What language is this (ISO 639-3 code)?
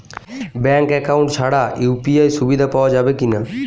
ben